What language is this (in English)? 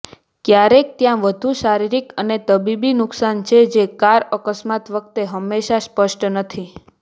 Gujarati